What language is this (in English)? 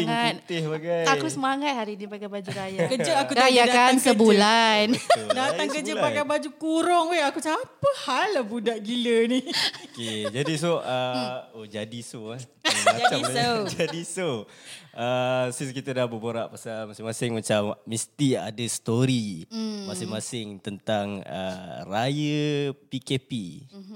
Malay